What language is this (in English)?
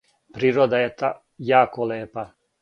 Serbian